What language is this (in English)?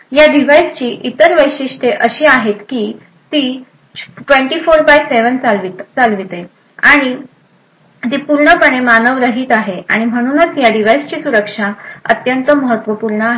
Marathi